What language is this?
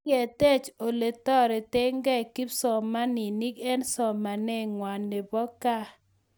Kalenjin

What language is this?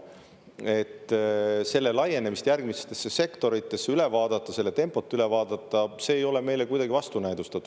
Estonian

